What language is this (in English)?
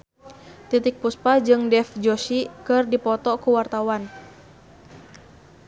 Sundanese